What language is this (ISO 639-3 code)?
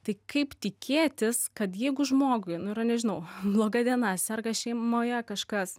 lit